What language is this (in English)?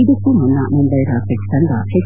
Kannada